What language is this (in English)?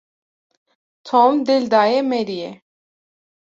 Kurdish